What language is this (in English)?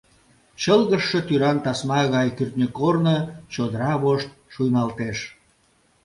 Mari